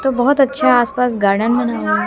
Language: Hindi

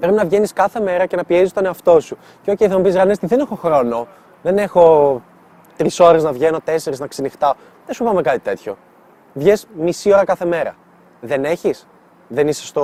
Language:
Greek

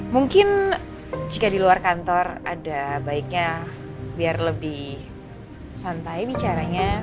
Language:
Indonesian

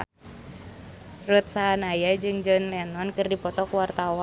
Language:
Sundanese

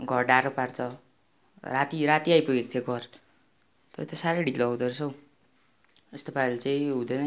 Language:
Nepali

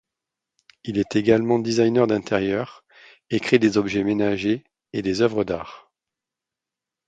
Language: French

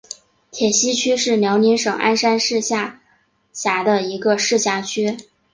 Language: Chinese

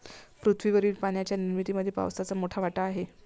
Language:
Marathi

